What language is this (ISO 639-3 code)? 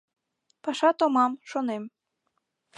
chm